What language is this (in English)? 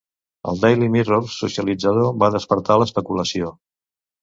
Catalan